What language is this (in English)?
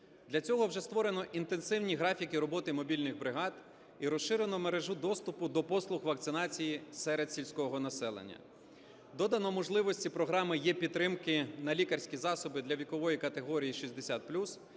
Ukrainian